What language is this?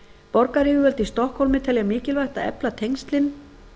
Icelandic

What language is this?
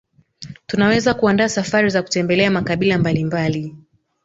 Swahili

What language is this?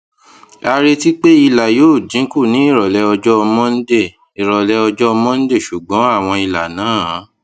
Yoruba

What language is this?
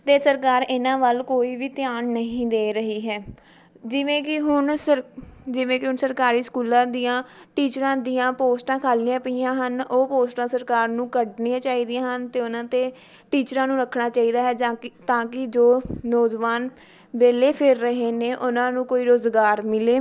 Punjabi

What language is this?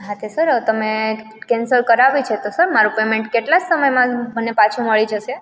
Gujarati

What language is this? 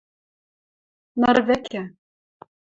Western Mari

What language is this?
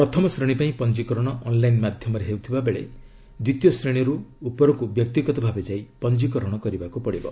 Odia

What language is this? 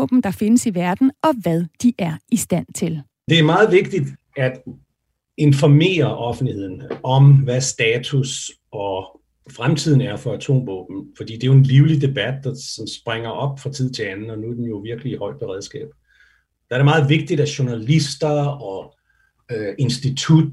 Danish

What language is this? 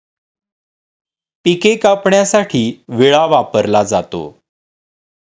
Marathi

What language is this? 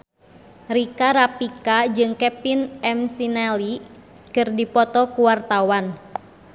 Sundanese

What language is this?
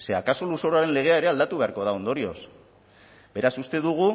Basque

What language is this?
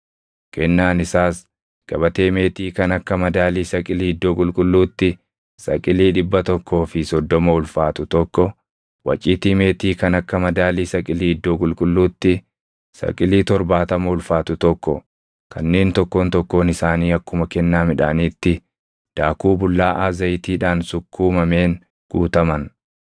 Oromo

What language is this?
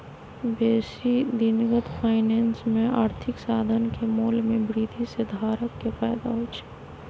Magahi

